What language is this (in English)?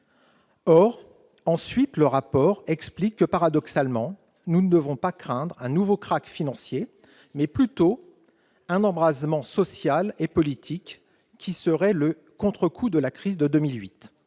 French